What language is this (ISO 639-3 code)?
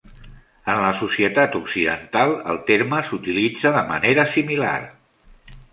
cat